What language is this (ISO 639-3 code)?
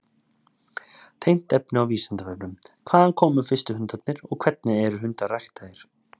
isl